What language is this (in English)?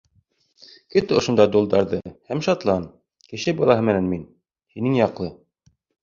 Bashkir